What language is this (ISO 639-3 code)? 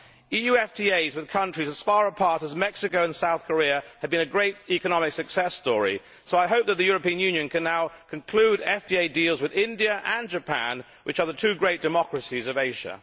eng